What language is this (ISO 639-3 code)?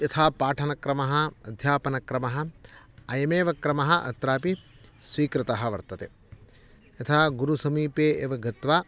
san